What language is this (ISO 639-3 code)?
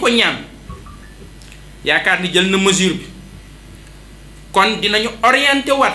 fra